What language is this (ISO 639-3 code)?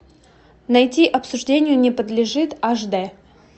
rus